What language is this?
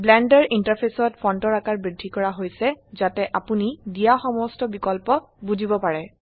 Assamese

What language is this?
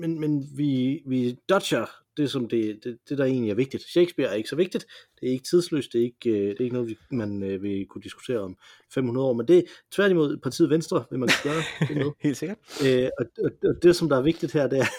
Danish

